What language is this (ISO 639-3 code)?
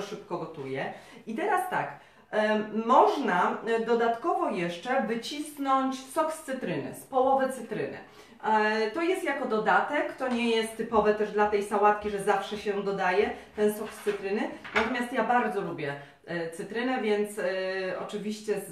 pol